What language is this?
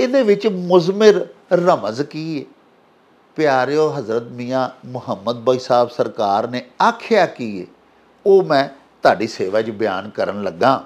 Punjabi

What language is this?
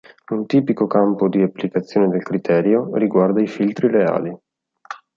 Italian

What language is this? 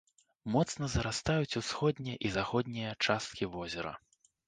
Belarusian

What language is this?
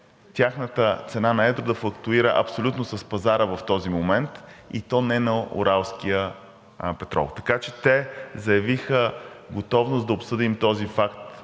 Bulgarian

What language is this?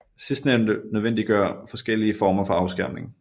Danish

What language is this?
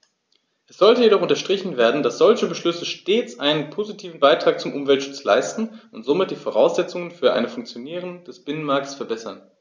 German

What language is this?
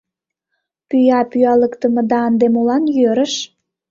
Mari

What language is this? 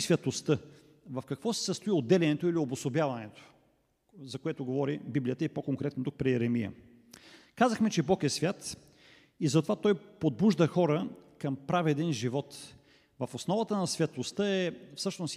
Bulgarian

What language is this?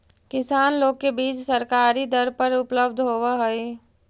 Magahi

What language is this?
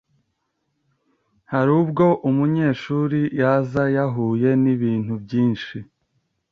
Kinyarwanda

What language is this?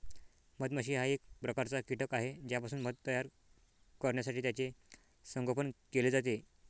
Marathi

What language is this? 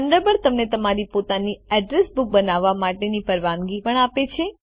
Gujarati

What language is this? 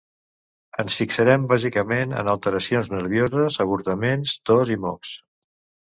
Catalan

